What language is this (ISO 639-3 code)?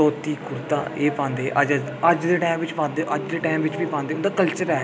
doi